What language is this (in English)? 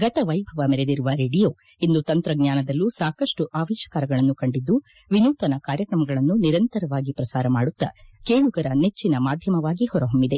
Kannada